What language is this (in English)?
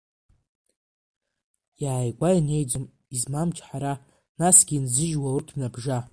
Abkhazian